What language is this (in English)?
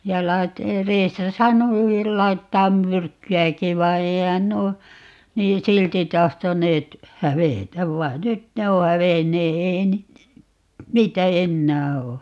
Finnish